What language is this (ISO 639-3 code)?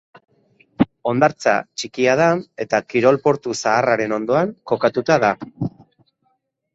eus